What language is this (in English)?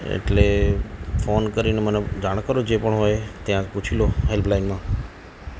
Gujarati